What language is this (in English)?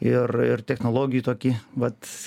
Lithuanian